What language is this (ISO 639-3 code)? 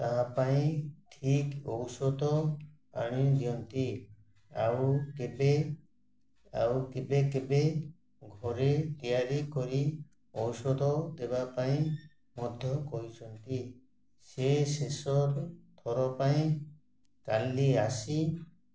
ori